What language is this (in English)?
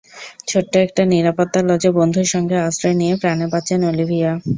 Bangla